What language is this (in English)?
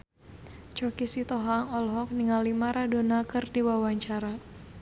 Sundanese